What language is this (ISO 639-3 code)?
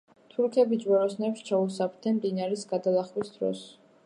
kat